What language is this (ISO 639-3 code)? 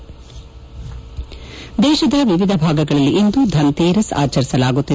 kan